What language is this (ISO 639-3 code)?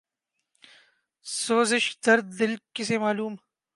urd